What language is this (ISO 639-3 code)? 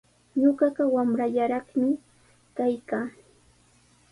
qws